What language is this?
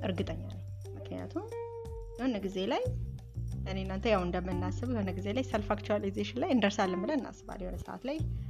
Amharic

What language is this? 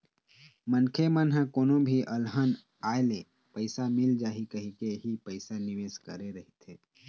Chhattisgarhi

